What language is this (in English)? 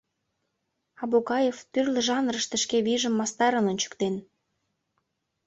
Mari